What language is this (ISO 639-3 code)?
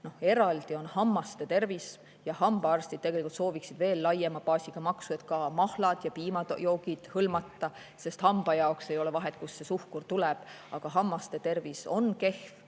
est